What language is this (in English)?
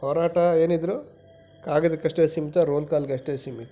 Kannada